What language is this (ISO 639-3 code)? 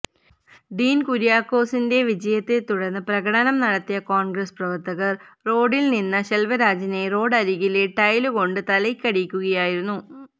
mal